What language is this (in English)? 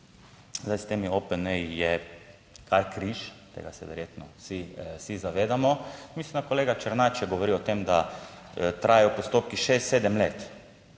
Slovenian